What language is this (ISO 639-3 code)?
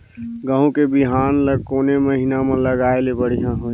hne